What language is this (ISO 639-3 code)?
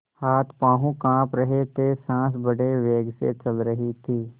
hin